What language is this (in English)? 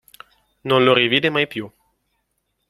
Italian